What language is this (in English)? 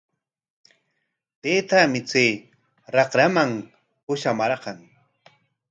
Corongo Ancash Quechua